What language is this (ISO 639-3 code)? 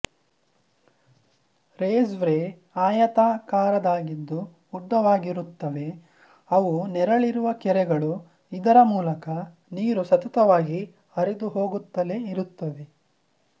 kan